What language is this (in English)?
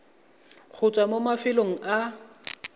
Tswana